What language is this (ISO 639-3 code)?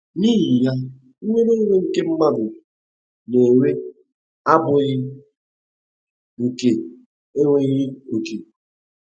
ibo